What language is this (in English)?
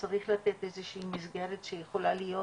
Hebrew